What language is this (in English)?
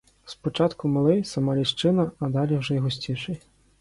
Ukrainian